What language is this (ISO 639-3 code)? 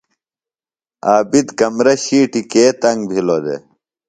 phl